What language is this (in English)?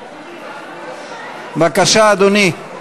Hebrew